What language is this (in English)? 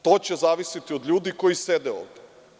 Serbian